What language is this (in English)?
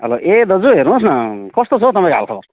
Nepali